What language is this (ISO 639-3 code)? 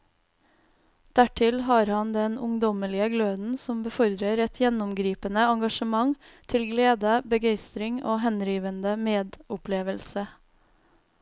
nor